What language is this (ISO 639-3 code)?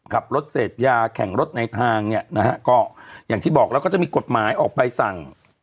tha